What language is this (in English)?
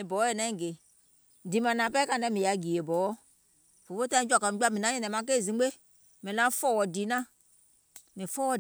Gola